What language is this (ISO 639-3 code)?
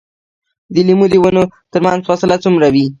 pus